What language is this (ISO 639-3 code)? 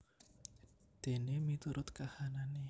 jav